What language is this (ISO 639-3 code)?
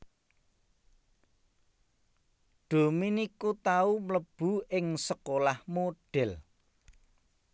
jav